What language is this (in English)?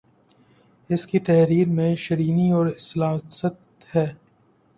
Urdu